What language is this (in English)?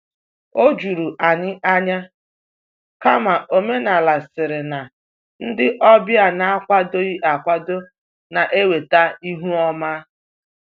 Igbo